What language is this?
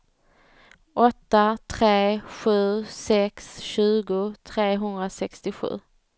Swedish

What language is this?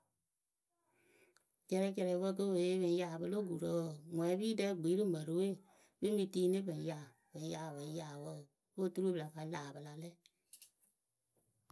Akebu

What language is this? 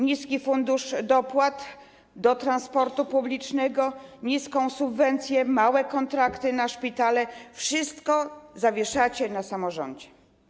Polish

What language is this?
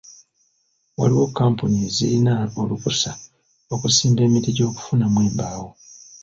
Ganda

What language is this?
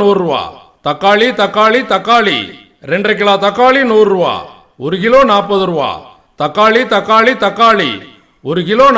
French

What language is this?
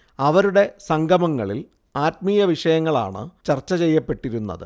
Malayalam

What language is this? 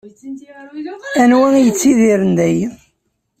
Kabyle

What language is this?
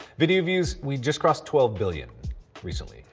English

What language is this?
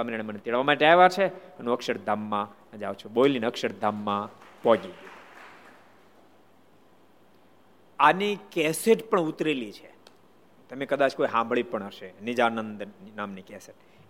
Gujarati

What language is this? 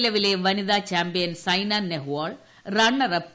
Malayalam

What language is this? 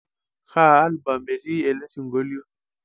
Masai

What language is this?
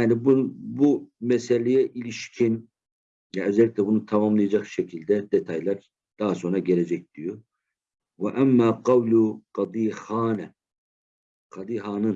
Turkish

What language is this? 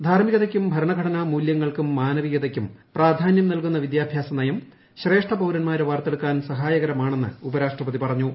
Malayalam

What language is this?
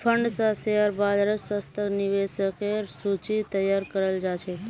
Magahi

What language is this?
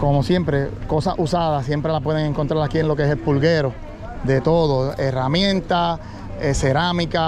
Spanish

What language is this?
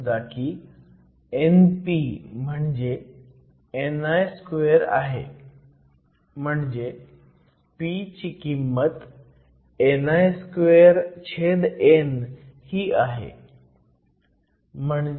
Marathi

